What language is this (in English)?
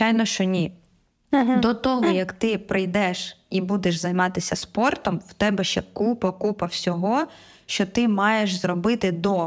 Ukrainian